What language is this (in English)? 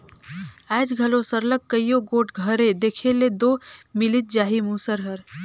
Chhattisgarhi